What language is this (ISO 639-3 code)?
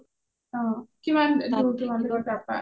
asm